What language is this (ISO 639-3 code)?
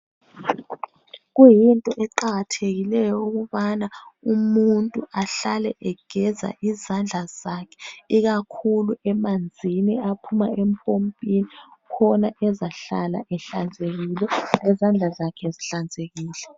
nde